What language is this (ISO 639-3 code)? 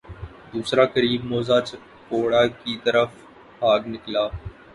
urd